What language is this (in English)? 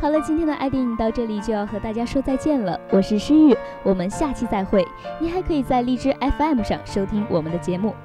Chinese